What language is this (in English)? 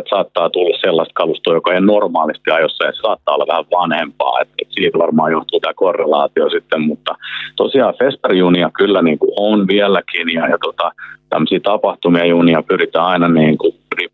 Finnish